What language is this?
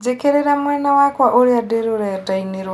Kikuyu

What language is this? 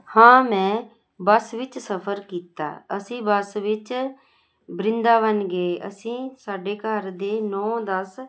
Punjabi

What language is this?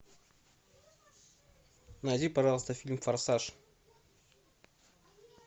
Russian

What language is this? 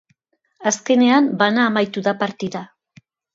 Basque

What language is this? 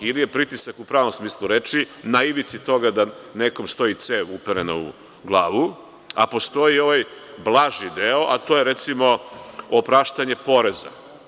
Serbian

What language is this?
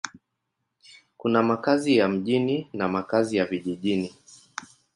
Swahili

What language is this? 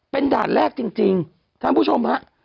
Thai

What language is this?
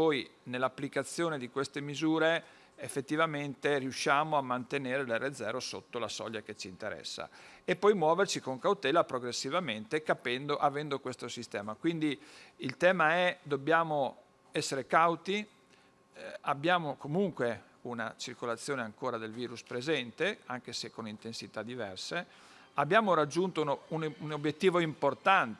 Italian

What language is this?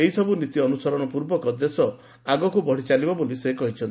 Odia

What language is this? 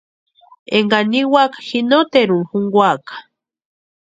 Western Highland Purepecha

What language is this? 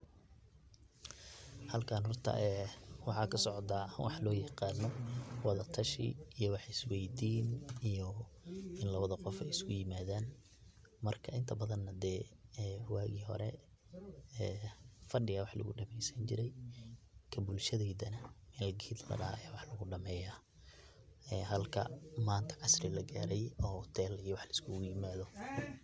Somali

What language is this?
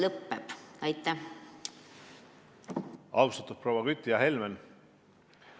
Estonian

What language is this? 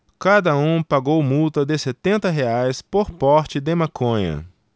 Portuguese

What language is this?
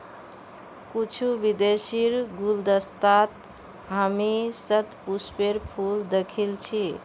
Magahi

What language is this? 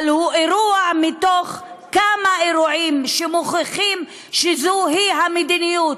Hebrew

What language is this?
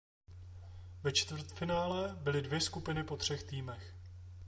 Czech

